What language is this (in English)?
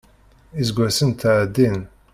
Kabyle